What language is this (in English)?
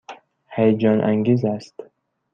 Persian